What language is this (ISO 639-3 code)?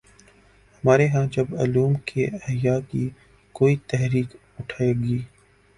urd